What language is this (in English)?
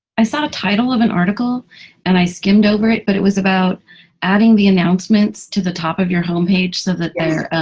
English